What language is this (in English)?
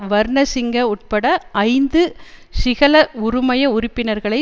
Tamil